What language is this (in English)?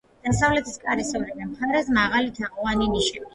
Georgian